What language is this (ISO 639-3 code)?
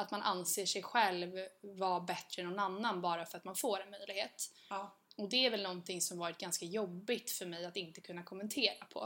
swe